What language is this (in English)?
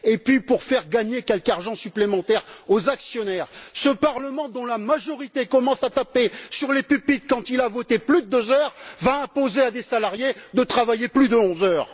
French